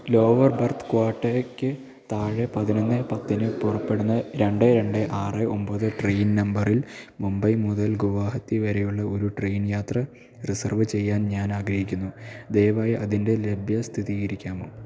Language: Malayalam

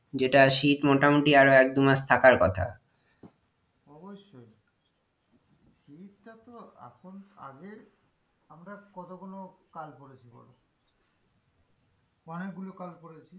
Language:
Bangla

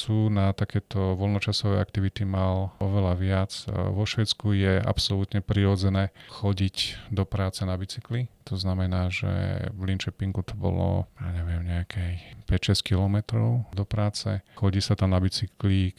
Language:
Slovak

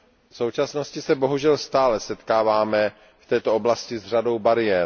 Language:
Czech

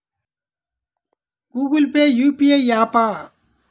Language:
Telugu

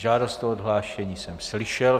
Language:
Czech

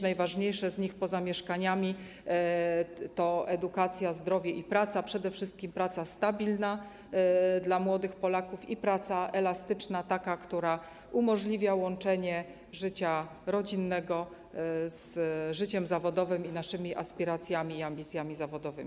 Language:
Polish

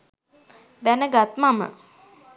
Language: Sinhala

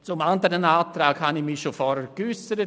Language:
Swiss German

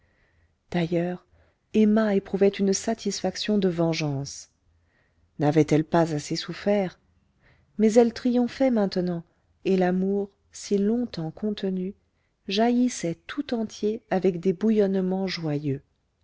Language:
French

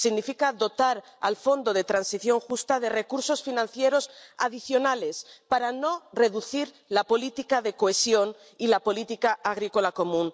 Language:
Spanish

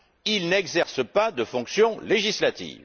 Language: French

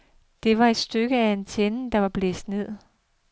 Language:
Danish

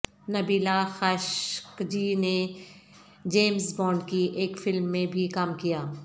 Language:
Urdu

